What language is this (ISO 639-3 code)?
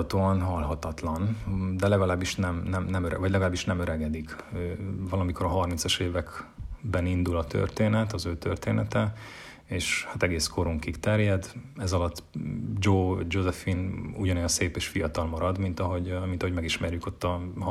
hun